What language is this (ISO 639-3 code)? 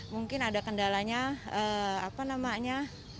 ind